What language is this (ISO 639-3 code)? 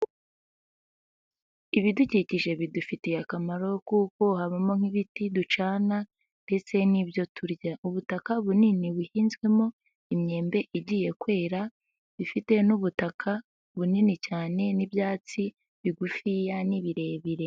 kin